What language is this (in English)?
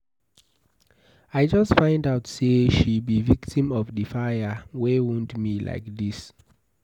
Nigerian Pidgin